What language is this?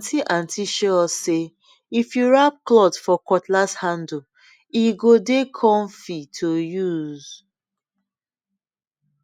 Nigerian Pidgin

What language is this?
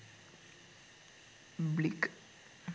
Sinhala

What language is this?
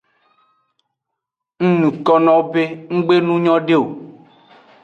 Aja (Benin)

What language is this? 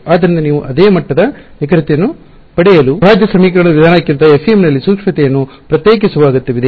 Kannada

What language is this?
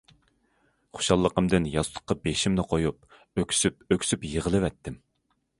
Uyghur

